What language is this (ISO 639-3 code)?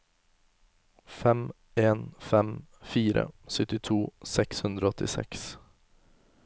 nor